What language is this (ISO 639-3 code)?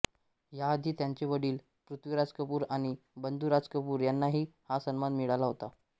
mar